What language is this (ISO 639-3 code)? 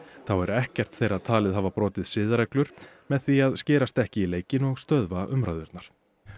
isl